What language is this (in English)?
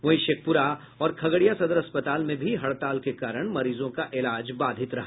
Hindi